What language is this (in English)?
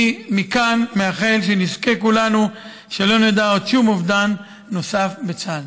Hebrew